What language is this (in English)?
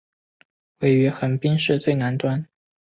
Chinese